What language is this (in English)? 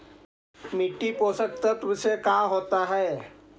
Magahi